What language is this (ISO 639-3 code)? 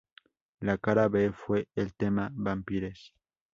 spa